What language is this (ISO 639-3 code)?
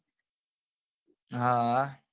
guj